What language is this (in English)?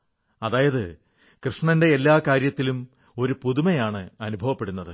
Malayalam